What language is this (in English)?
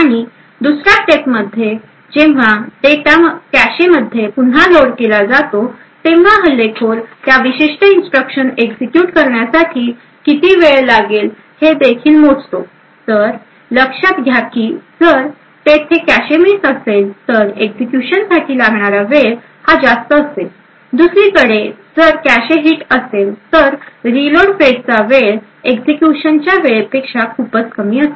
Marathi